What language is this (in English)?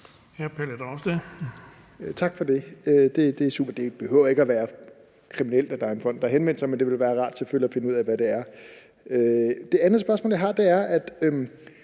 Danish